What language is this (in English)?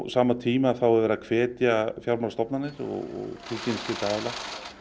Icelandic